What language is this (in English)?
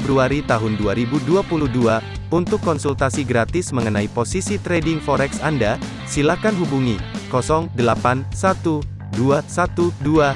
Indonesian